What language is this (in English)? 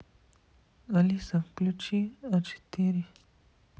Russian